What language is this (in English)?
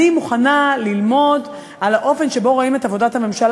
Hebrew